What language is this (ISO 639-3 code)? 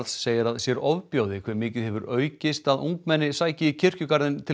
isl